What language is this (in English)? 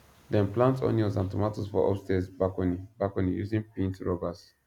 Nigerian Pidgin